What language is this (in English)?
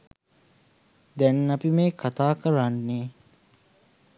Sinhala